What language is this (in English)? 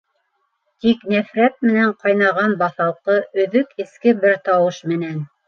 Bashkir